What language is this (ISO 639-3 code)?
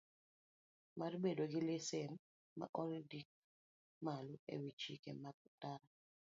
luo